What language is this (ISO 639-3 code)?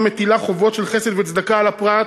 heb